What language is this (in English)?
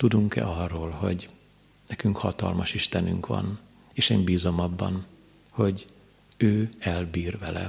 Hungarian